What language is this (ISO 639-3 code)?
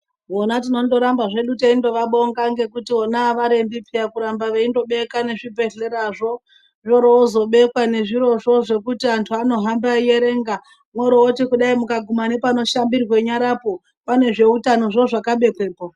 ndc